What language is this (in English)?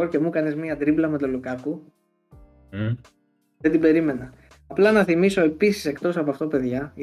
Greek